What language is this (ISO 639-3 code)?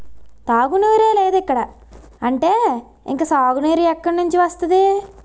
tel